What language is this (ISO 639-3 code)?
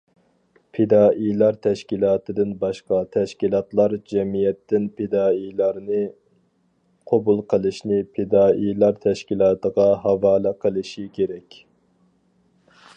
uig